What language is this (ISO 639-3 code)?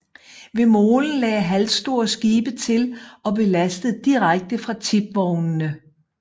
dan